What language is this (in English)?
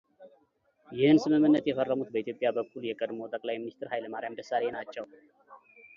Amharic